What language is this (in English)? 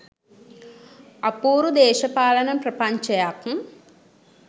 Sinhala